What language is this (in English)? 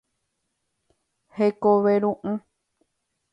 Guarani